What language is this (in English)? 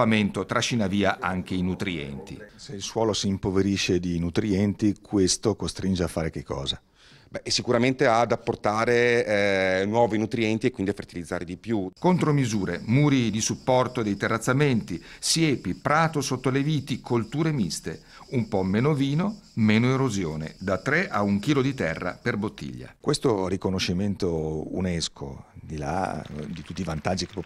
Italian